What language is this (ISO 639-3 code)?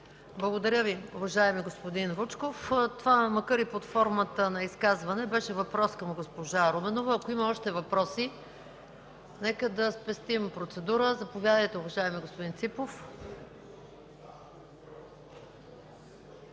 bul